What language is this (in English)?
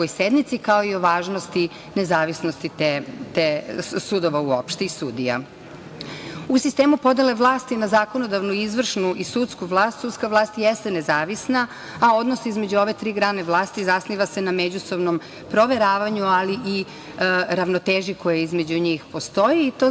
Serbian